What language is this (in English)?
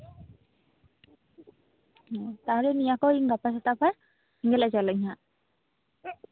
Santali